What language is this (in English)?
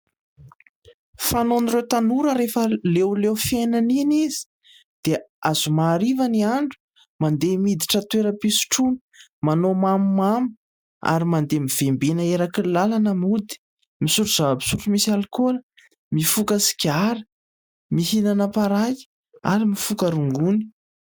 Malagasy